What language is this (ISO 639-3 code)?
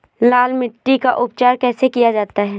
hin